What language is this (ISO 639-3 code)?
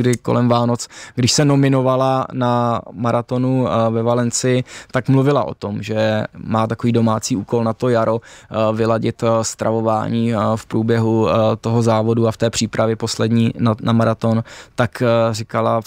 ces